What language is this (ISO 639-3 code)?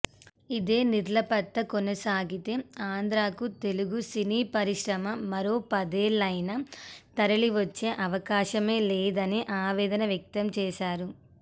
tel